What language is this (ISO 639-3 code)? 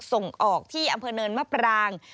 tha